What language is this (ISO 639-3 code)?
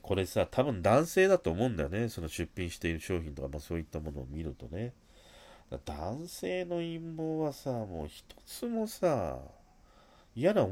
jpn